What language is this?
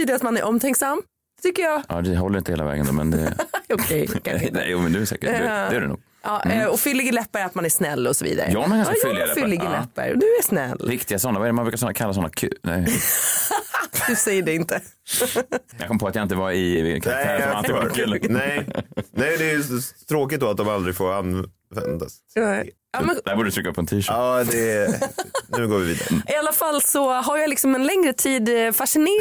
Swedish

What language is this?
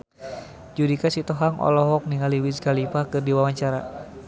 Sundanese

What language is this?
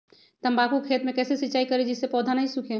Magahi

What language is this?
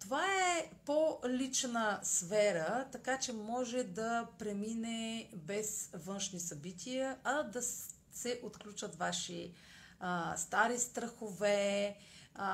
Bulgarian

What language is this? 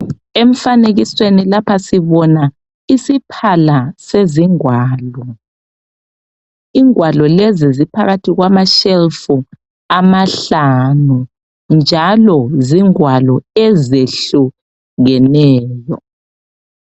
North Ndebele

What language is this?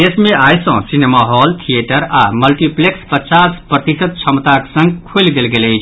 Maithili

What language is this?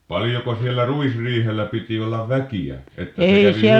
Finnish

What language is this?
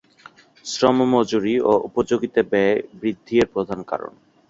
Bangla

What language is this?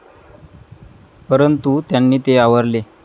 Marathi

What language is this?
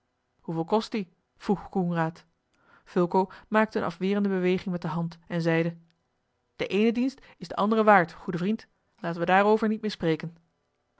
Dutch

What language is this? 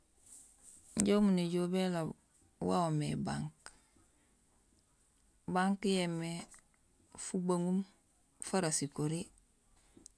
Gusilay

